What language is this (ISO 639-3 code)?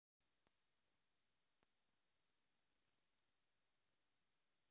rus